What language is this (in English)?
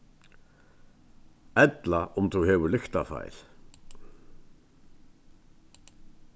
Faroese